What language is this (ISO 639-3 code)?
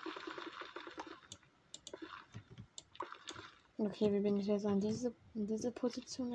deu